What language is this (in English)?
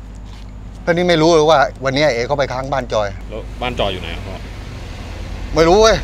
Thai